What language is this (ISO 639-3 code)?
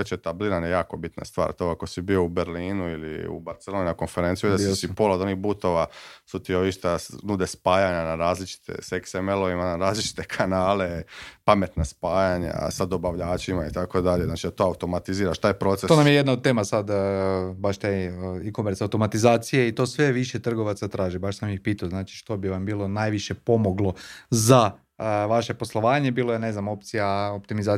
hrv